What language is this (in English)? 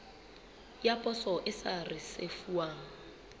Southern Sotho